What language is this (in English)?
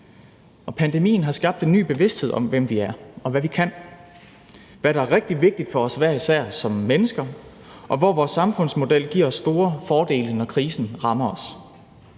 Danish